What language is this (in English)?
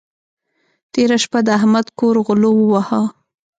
Pashto